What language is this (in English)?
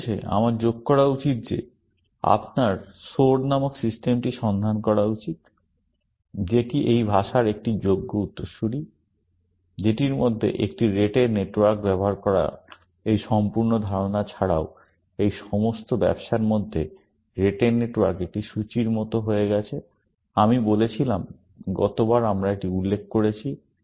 Bangla